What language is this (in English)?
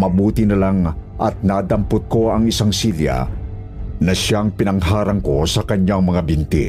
Filipino